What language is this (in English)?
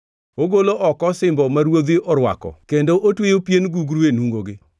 Luo (Kenya and Tanzania)